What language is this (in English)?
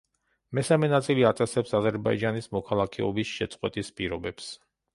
Georgian